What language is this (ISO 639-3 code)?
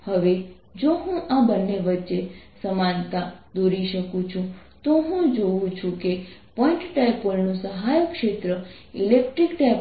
guj